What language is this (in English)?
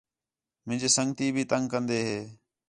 Khetrani